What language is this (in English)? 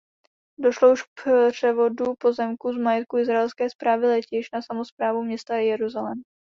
Czech